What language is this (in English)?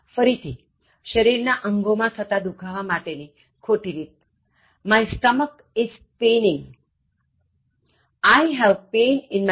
Gujarati